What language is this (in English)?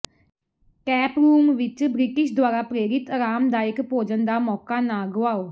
Punjabi